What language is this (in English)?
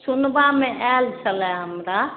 Maithili